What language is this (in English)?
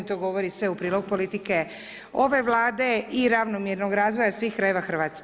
Croatian